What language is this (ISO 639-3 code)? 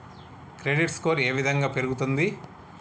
tel